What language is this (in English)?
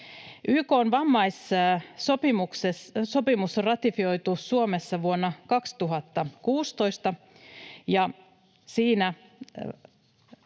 Finnish